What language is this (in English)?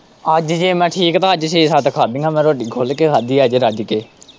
Punjabi